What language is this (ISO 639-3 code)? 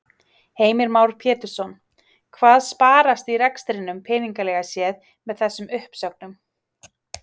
isl